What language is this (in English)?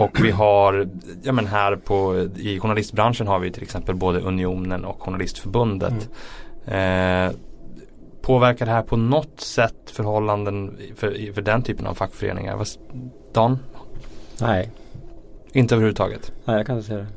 Swedish